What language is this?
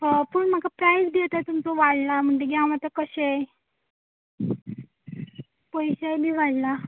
Konkani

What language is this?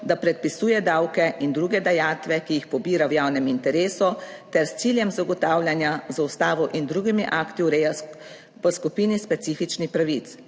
Slovenian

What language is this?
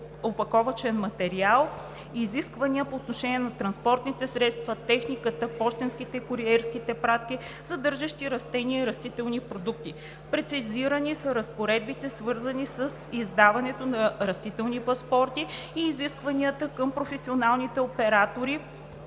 Bulgarian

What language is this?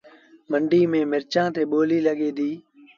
Sindhi Bhil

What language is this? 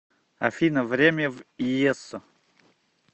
Russian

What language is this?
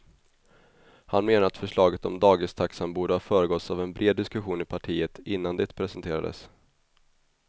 Swedish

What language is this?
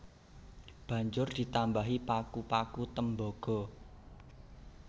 Javanese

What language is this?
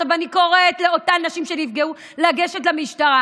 Hebrew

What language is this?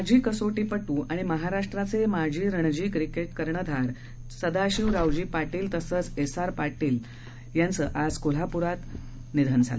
Marathi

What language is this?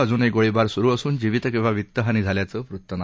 Marathi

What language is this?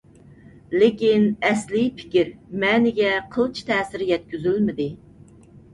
Uyghur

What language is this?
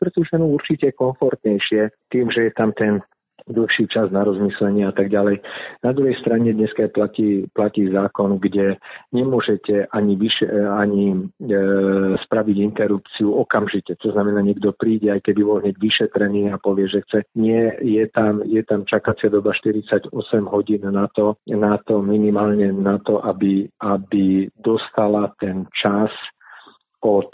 Slovak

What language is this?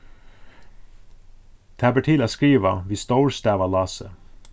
Faroese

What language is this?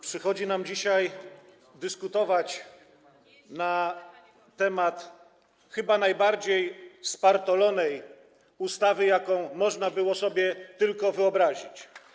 Polish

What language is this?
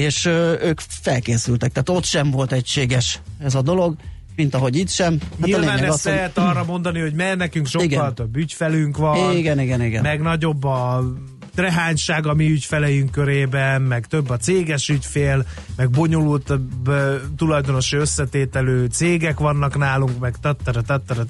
Hungarian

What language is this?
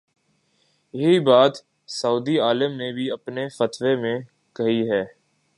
Urdu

